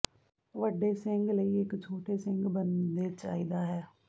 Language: Punjabi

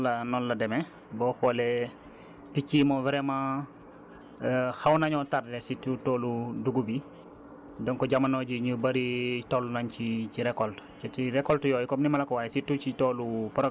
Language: Wolof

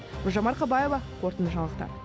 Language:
Kazakh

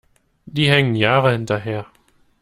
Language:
German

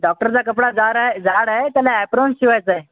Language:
Marathi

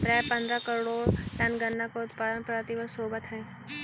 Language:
Magahi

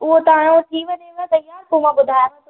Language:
Sindhi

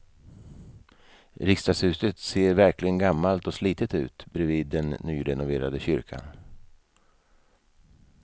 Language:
Swedish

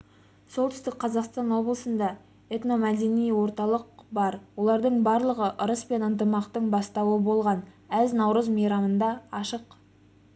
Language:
Kazakh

